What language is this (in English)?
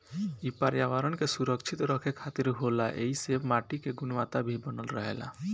Bhojpuri